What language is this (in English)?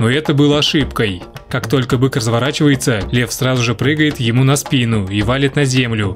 Russian